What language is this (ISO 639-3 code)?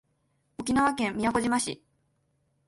jpn